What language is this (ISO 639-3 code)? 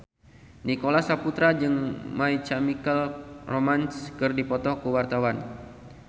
sun